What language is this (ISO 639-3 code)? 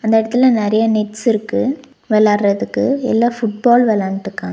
tam